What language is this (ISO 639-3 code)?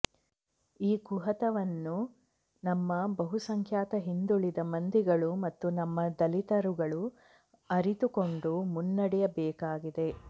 kan